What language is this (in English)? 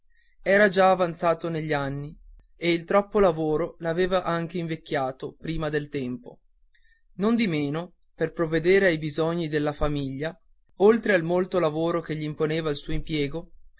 Italian